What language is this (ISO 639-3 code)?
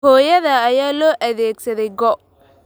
som